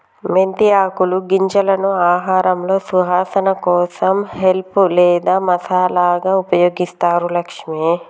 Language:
Telugu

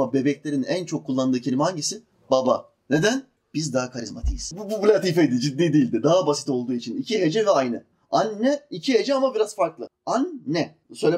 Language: Turkish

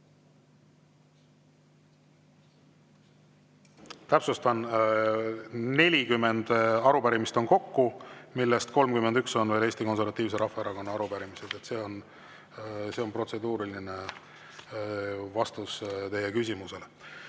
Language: Estonian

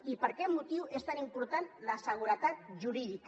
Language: Catalan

